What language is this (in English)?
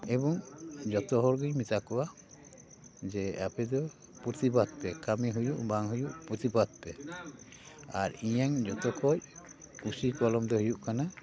Santali